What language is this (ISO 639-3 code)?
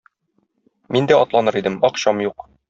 tat